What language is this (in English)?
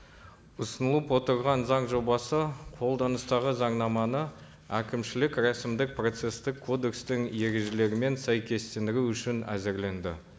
Kazakh